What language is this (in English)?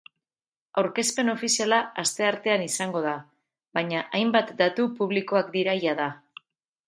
Basque